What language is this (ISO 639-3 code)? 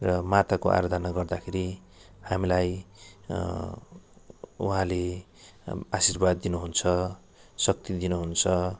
nep